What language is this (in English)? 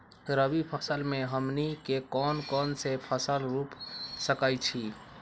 Magahi